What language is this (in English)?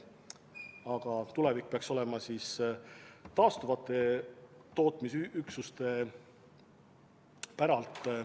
Estonian